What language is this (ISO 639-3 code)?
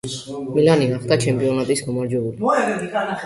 kat